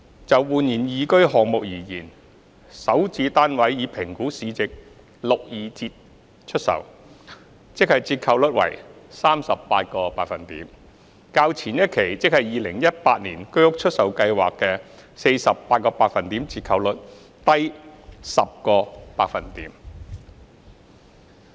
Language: Cantonese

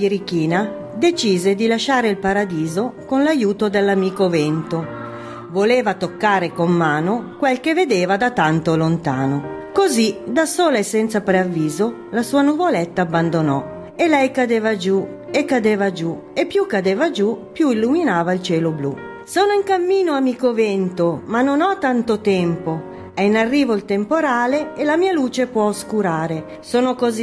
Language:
Italian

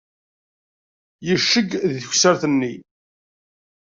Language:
Kabyle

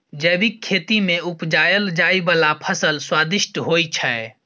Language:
Maithili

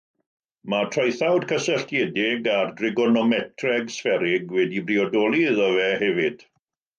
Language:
Welsh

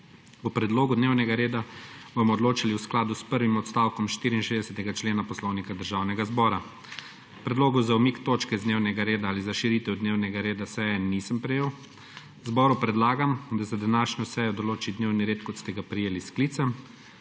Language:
Slovenian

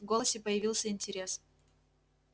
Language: Russian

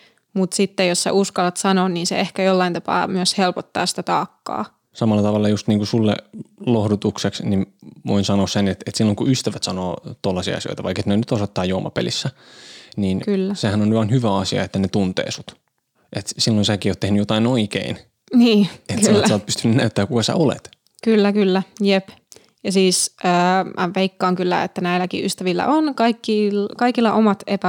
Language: Finnish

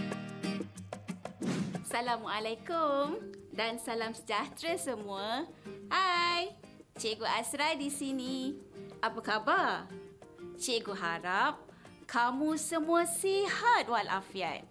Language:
Malay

